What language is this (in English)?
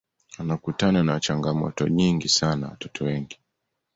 Swahili